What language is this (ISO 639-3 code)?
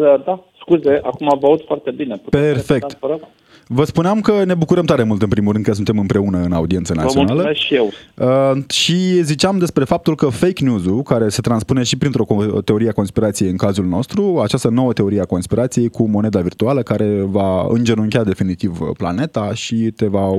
ron